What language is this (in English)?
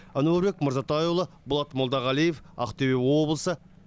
Kazakh